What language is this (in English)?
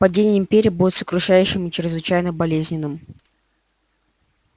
Russian